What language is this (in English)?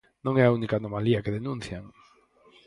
Galician